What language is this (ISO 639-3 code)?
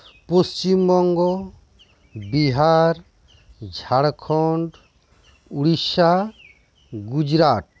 sat